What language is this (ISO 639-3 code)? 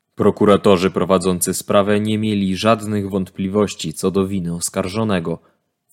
pol